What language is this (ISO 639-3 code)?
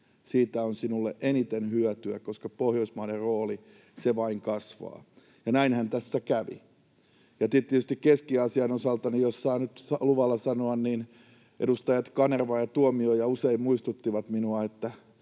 fin